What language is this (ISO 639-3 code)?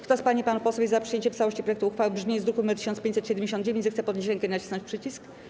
pol